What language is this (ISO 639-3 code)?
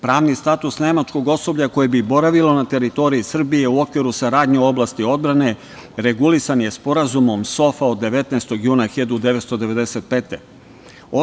srp